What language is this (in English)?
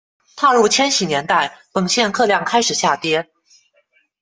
Chinese